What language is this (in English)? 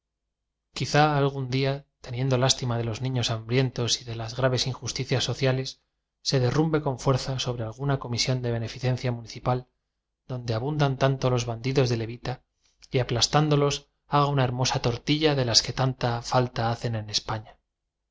Spanish